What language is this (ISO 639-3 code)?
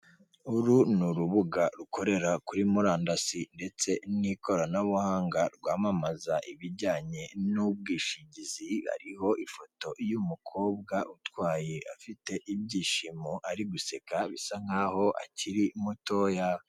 kin